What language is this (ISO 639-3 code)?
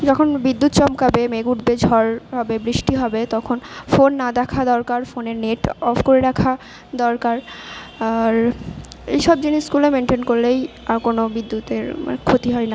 ben